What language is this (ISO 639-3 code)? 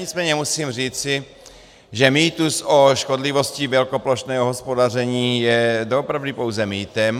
ces